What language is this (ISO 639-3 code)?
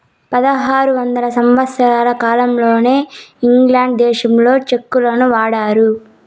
tel